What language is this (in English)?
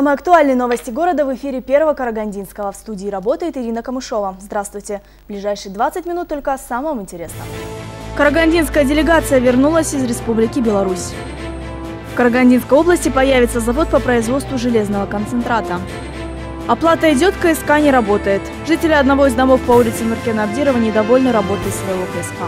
Russian